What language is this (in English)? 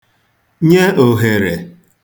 Igbo